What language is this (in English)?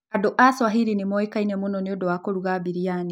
Kikuyu